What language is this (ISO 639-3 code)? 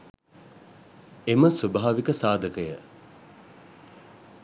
sin